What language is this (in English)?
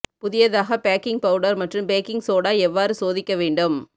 Tamil